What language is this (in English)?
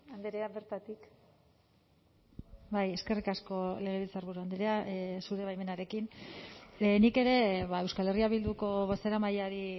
Basque